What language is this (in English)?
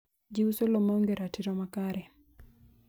Luo (Kenya and Tanzania)